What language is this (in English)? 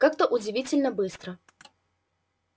Russian